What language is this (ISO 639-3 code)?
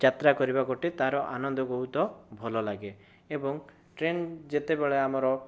ori